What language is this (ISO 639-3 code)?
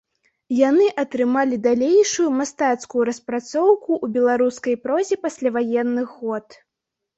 bel